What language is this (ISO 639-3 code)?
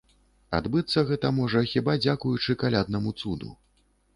bel